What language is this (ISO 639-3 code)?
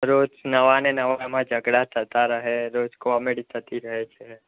guj